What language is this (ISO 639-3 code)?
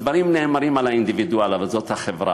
heb